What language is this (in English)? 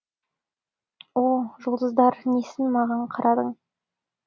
Kazakh